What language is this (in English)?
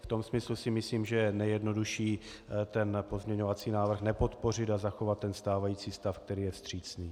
Czech